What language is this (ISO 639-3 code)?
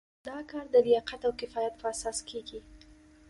pus